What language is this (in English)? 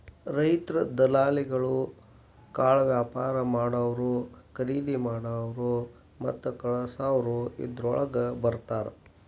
Kannada